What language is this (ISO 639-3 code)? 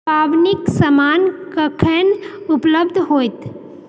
mai